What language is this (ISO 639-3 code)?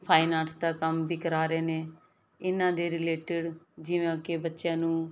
pan